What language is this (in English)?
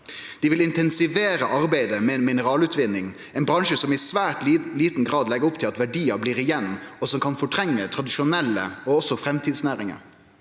Norwegian